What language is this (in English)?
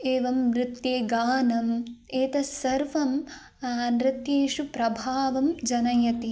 Sanskrit